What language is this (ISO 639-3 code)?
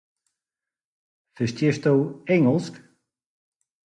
fry